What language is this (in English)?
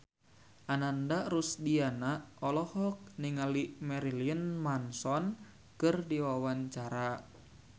Sundanese